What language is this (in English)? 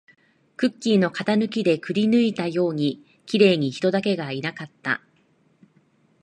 Japanese